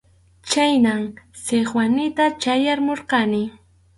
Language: Arequipa-La Unión Quechua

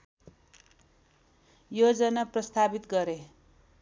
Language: Nepali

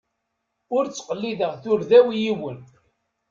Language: Kabyle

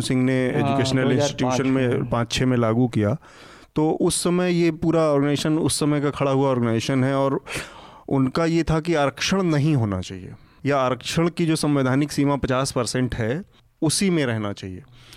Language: Hindi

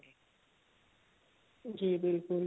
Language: Punjabi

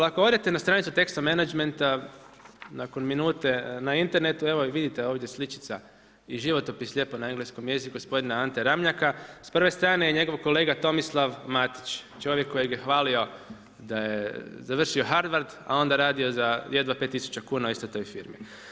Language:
Croatian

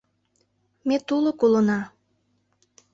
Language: Mari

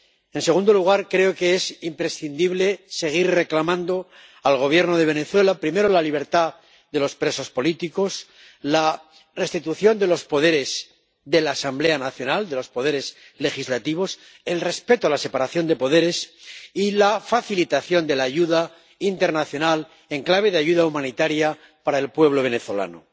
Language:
Spanish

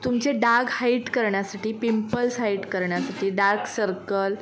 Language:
Marathi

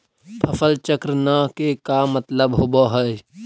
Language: Magahi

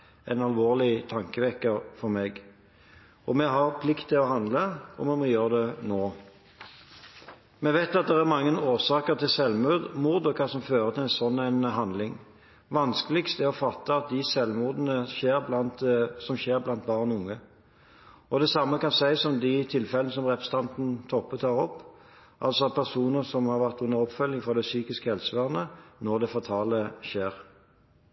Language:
Norwegian Bokmål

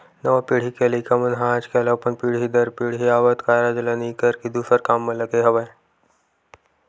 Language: Chhattisgarhi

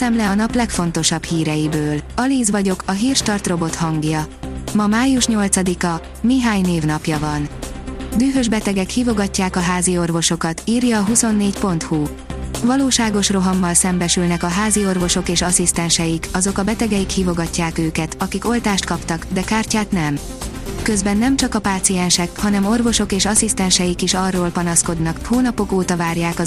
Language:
Hungarian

